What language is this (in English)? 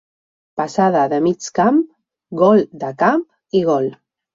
Catalan